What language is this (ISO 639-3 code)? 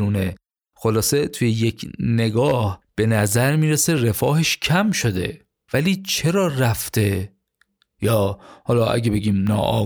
fas